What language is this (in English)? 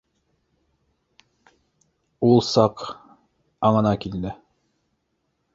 Bashkir